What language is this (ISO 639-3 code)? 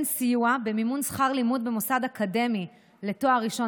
heb